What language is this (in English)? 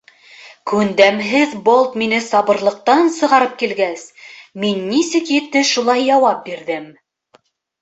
Bashkir